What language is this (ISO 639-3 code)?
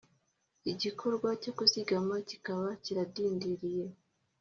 kin